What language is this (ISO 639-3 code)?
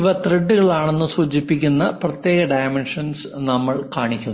mal